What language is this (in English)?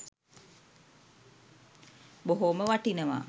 Sinhala